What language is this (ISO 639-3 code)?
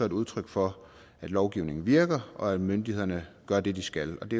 dan